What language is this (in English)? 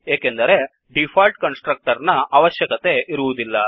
Kannada